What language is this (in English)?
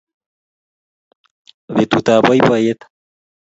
Kalenjin